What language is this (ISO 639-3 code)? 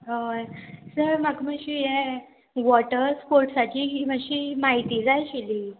kok